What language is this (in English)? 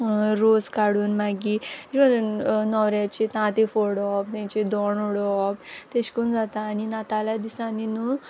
Konkani